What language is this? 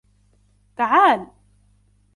Arabic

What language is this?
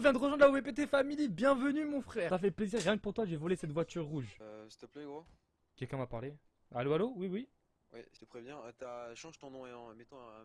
French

